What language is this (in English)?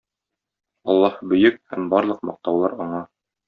Tatar